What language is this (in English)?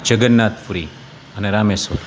Gujarati